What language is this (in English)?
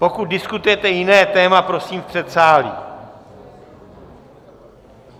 Czech